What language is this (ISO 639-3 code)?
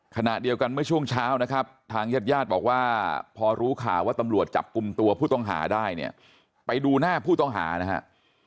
tha